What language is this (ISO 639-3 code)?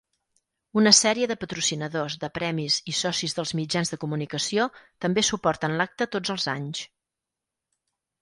cat